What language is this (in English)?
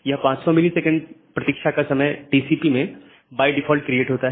Hindi